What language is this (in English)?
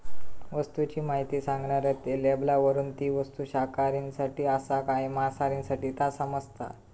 Marathi